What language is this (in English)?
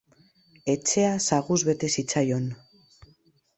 Basque